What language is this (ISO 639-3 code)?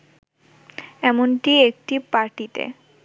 ben